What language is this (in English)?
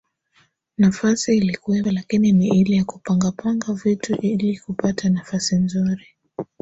Swahili